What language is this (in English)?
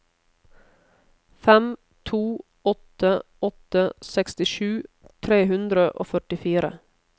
Norwegian